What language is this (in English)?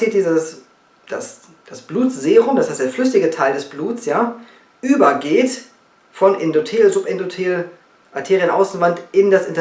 German